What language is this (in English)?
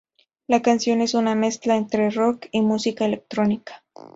Spanish